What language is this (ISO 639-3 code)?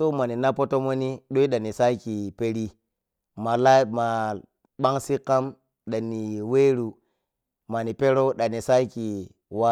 piy